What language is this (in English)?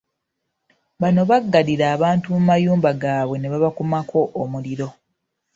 Ganda